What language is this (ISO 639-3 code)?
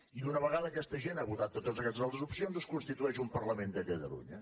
cat